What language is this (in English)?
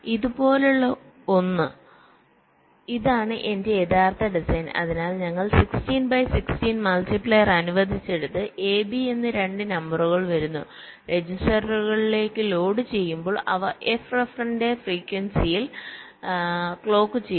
Malayalam